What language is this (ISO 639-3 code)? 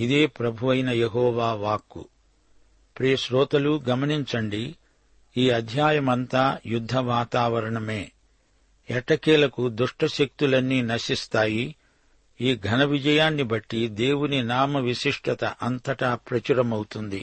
tel